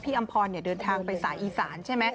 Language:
Thai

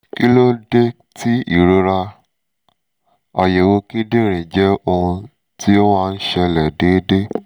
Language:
Yoruba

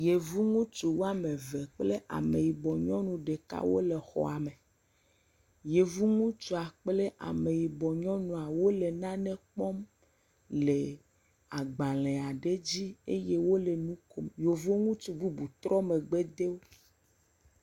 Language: Ewe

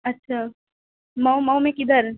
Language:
Urdu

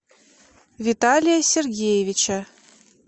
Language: Russian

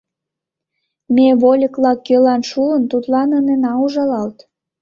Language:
Mari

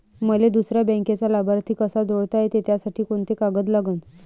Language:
Marathi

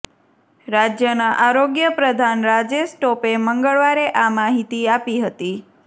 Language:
Gujarati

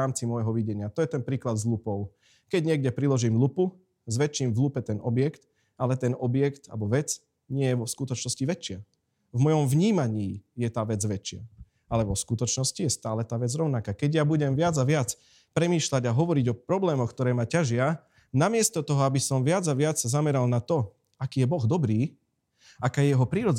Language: Slovak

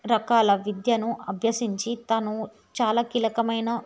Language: Telugu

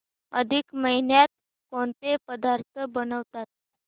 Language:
Marathi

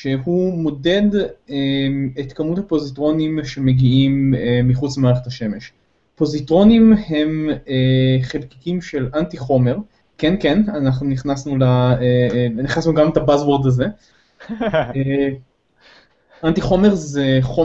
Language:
Hebrew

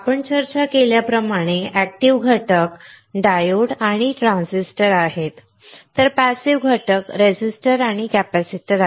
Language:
Marathi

